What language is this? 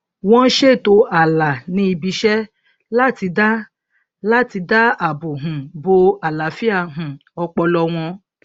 Yoruba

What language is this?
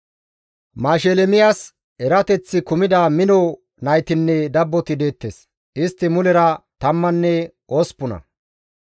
Gamo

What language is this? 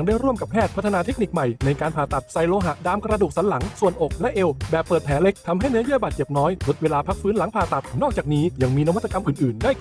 Thai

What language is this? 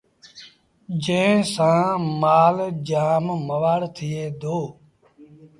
Sindhi Bhil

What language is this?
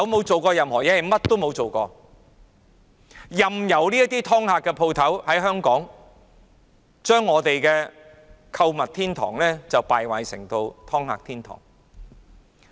Cantonese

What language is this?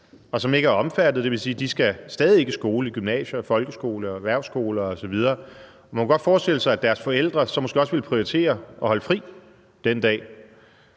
Danish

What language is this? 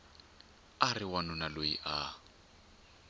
Tsonga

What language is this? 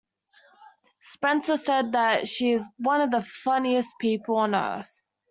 English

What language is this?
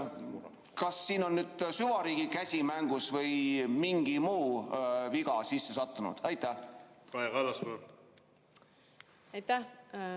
Estonian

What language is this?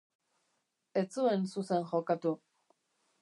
Basque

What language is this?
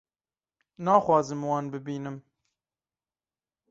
Kurdish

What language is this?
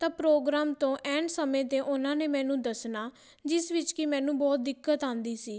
Punjabi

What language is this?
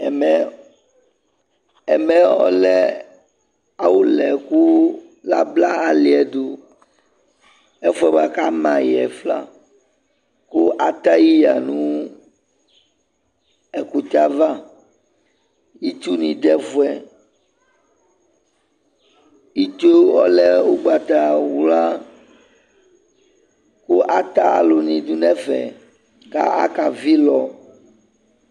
Ikposo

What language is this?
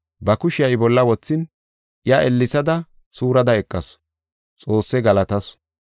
Gofa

